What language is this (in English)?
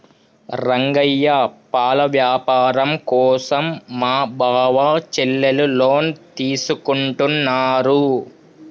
Telugu